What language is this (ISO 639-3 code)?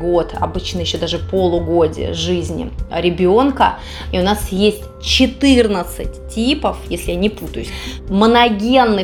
rus